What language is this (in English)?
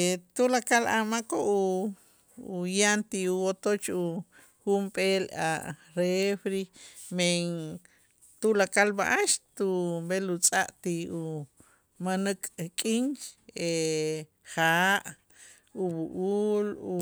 Itzá